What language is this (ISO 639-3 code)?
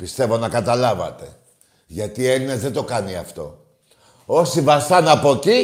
ell